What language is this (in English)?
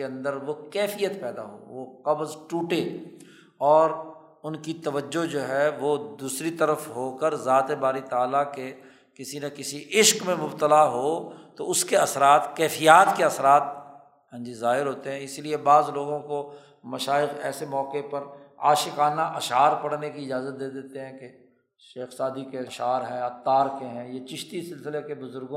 Urdu